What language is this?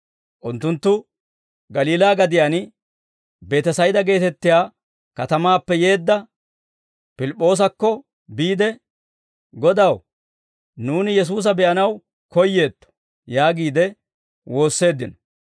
Dawro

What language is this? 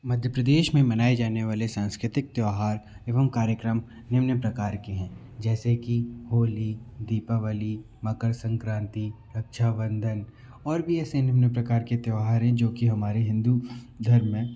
Hindi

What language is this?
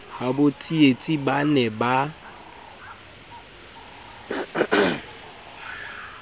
Southern Sotho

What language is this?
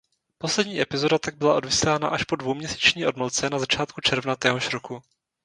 Czech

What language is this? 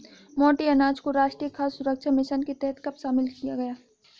Hindi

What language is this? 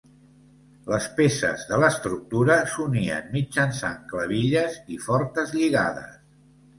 Catalan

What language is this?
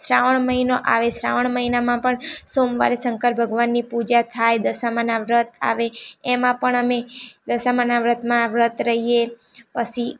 Gujarati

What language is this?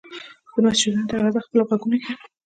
Pashto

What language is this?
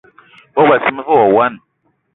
Eton (Cameroon)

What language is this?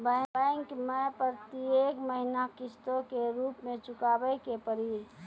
Maithili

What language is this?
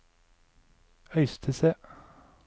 Norwegian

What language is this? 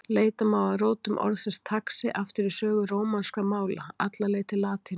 Icelandic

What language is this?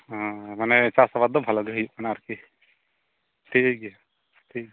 Santali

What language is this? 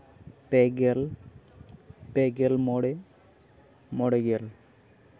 Santali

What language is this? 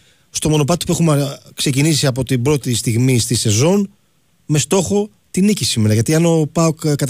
Greek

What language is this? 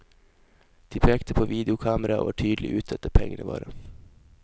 Norwegian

